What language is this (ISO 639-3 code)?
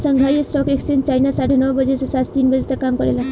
bho